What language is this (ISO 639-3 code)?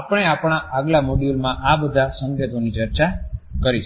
guj